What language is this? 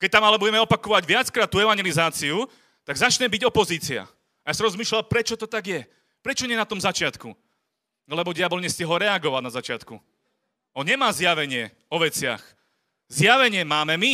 Slovak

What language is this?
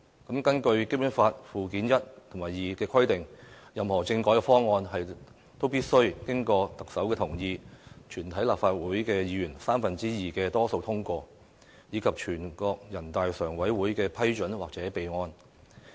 Cantonese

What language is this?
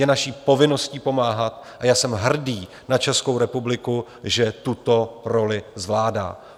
Czech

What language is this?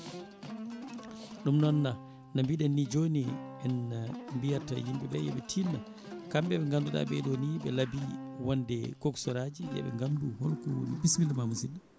Fula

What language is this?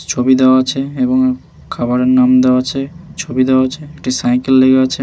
Bangla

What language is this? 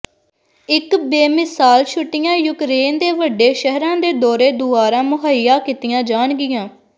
Punjabi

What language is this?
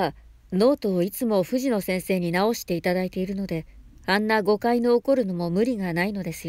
Japanese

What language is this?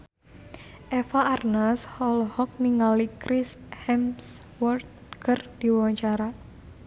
Sundanese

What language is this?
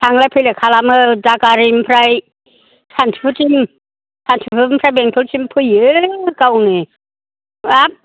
Bodo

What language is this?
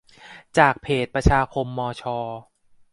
Thai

